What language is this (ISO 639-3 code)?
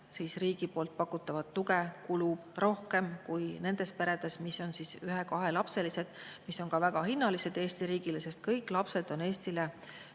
est